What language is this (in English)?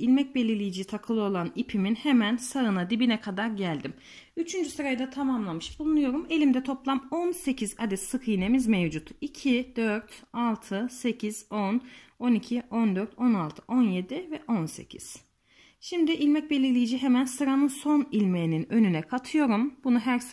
Turkish